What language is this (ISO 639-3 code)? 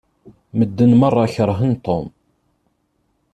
kab